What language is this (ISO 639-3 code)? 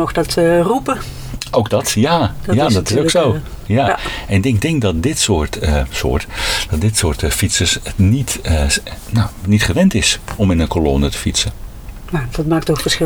nld